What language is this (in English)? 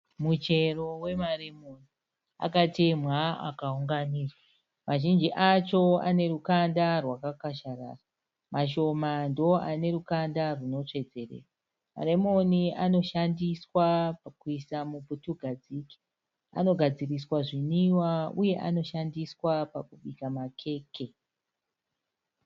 Shona